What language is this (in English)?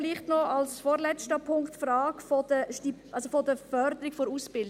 Swiss German